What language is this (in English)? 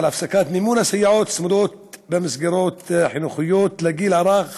Hebrew